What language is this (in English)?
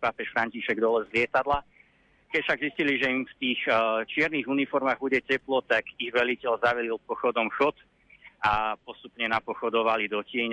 Slovak